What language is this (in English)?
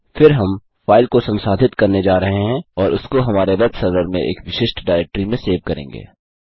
Hindi